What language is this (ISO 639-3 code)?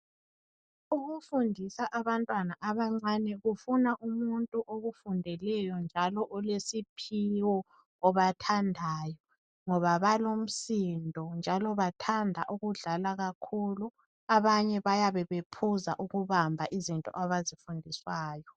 nde